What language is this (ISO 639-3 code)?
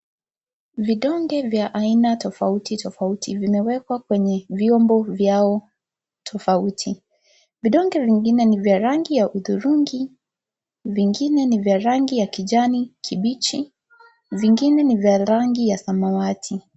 swa